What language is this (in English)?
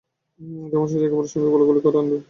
Bangla